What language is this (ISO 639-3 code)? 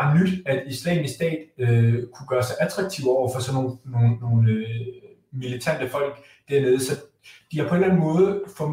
dan